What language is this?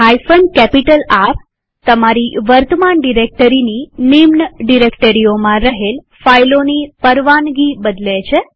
Gujarati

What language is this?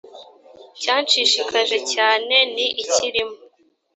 Kinyarwanda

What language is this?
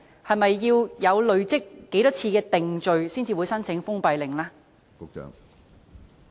Cantonese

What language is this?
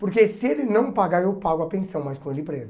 Portuguese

